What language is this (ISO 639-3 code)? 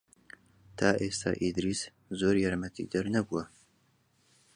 ckb